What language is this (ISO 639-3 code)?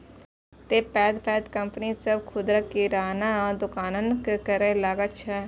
mai